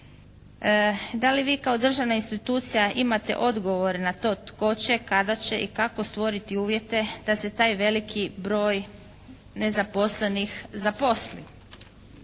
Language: Croatian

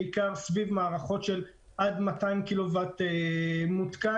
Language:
Hebrew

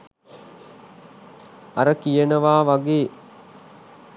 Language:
Sinhala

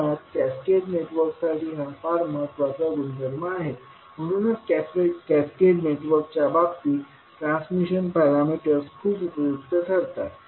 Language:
Marathi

